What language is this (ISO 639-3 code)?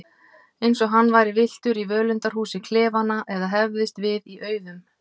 isl